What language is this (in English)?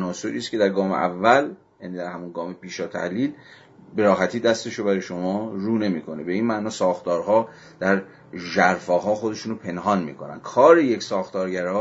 Persian